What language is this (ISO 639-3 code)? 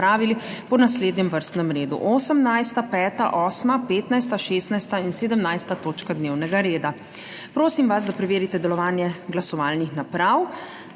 slv